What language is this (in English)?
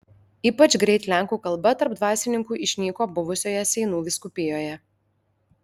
Lithuanian